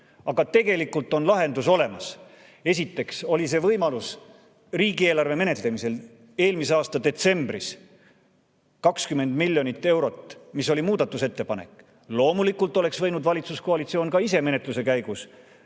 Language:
Estonian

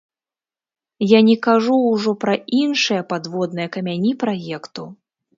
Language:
Belarusian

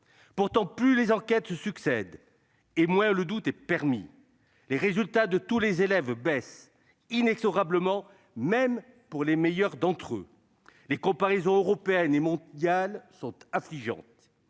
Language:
French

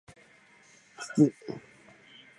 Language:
Japanese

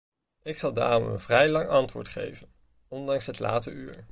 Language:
Dutch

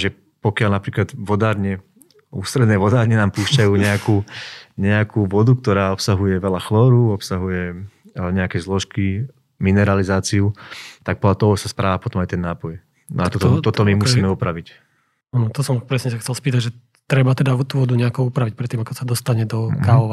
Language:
Slovak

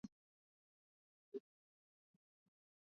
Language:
Swahili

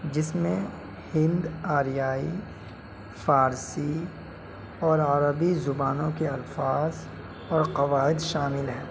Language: Urdu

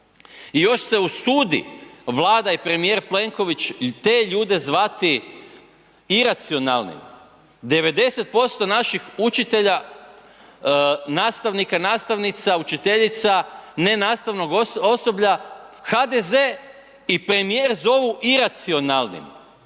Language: Croatian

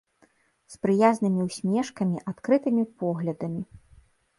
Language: Belarusian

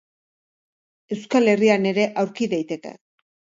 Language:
Basque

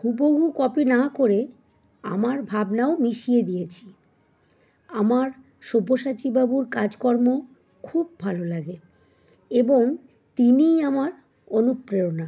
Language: Bangla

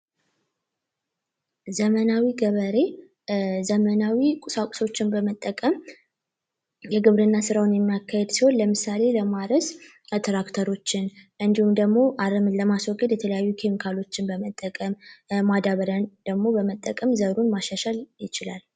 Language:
Amharic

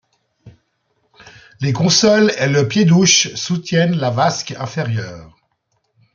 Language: French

